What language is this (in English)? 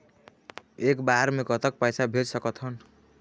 Chhattisgarhi